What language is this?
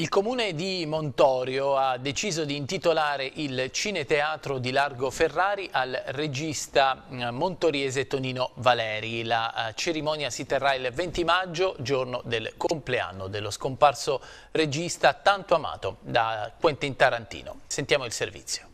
Italian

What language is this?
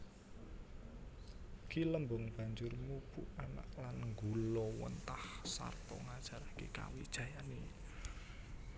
Javanese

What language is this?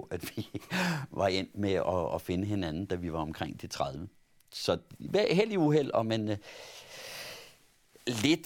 Danish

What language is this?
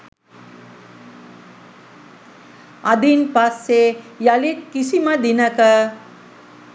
Sinhala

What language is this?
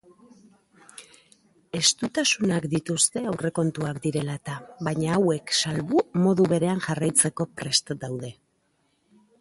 Basque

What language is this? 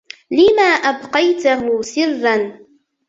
Arabic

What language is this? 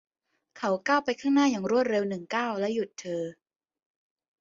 Thai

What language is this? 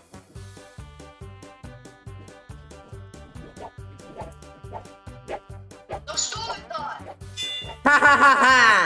Russian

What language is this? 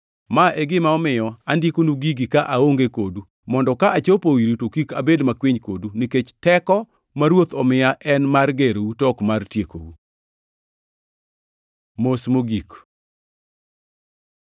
Luo (Kenya and Tanzania)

